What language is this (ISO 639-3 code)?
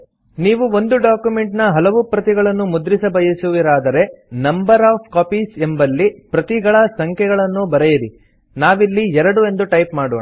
kan